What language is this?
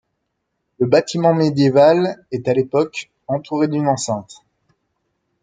French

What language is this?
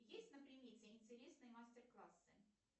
Russian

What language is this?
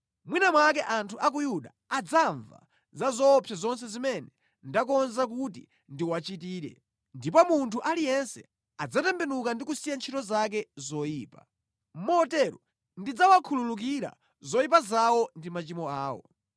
Nyanja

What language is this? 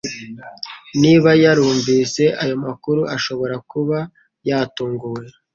Kinyarwanda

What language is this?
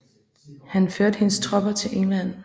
Danish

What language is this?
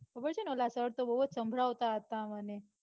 Gujarati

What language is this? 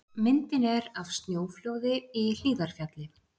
Icelandic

